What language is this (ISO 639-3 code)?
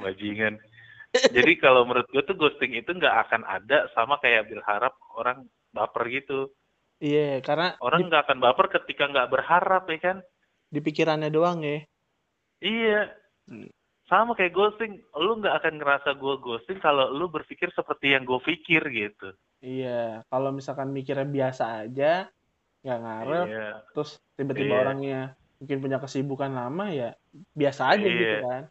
ind